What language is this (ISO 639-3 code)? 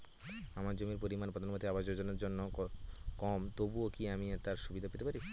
ben